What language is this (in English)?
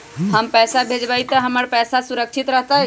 Magahi